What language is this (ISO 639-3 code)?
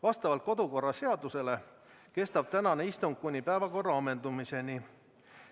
est